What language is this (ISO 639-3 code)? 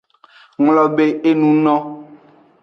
ajg